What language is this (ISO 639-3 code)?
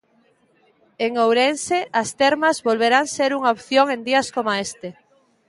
glg